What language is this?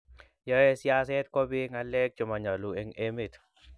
Kalenjin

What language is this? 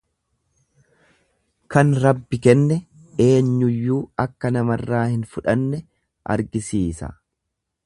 Oromo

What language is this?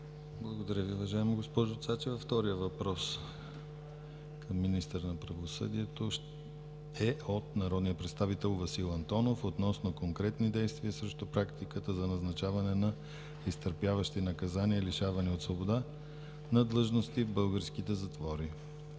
Bulgarian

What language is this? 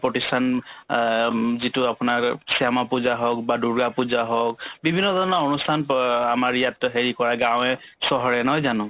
Assamese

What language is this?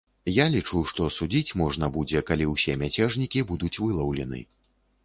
Belarusian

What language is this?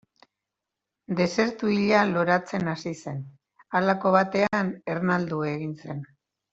Basque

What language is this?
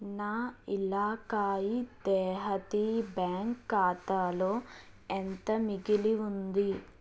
Telugu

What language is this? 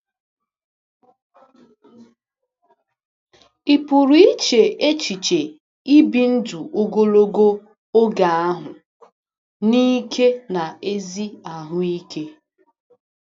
Igbo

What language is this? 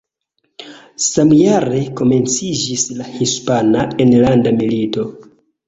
Esperanto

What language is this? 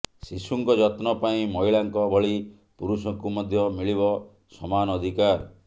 Odia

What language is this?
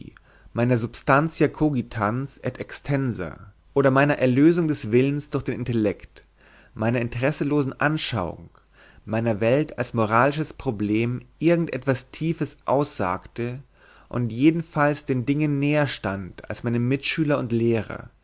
German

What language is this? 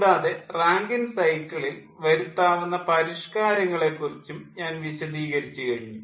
Malayalam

